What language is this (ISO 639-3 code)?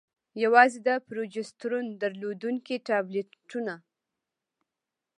pus